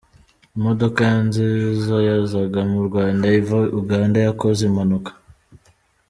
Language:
Kinyarwanda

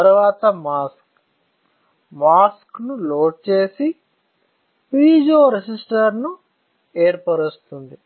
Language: Telugu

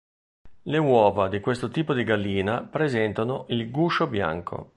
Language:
Italian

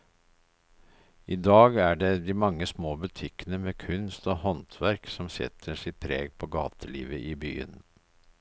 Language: Norwegian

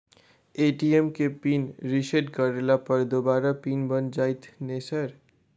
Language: Maithili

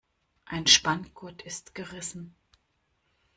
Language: German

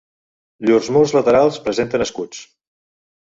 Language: Catalan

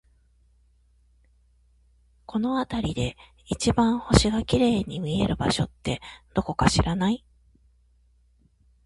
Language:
Japanese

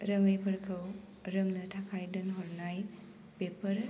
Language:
Bodo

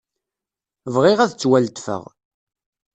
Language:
Kabyle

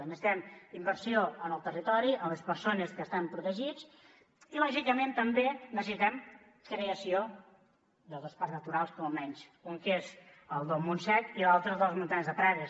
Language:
Catalan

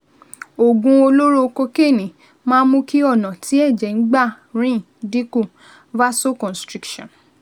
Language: Yoruba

